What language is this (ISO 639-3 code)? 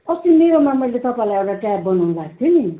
nep